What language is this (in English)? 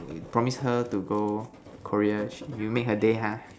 English